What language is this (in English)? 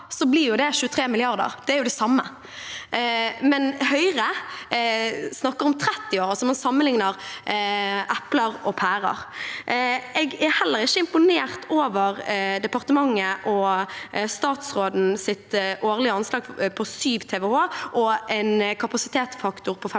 Norwegian